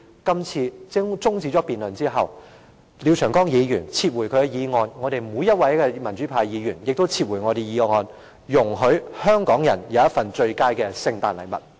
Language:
Cantonese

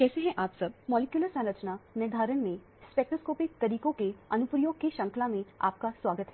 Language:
Hindi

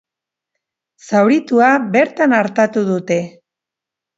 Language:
Basque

